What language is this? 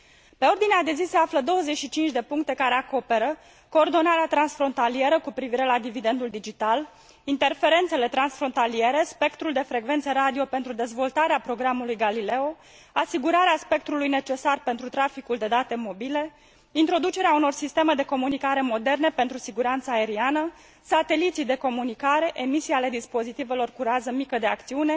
Romanian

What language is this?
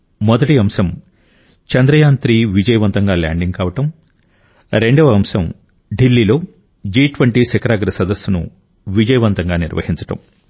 Telugu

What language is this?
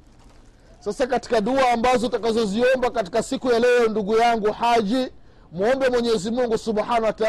Swahili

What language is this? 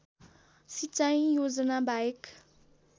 Nepali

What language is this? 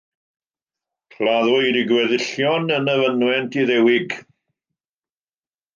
Welsh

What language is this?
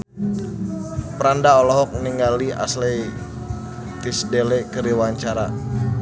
Sundanese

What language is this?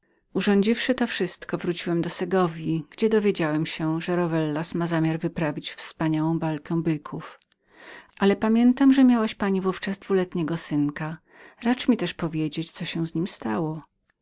Polish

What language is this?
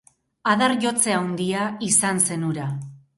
Basque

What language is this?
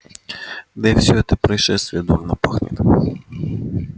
Russian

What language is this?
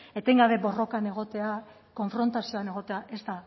Basque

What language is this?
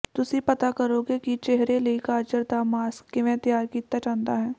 Punjabi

